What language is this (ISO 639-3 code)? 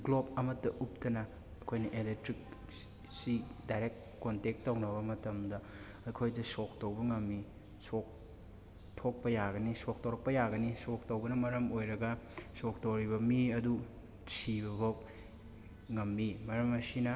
mni